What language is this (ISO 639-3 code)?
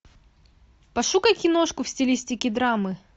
rus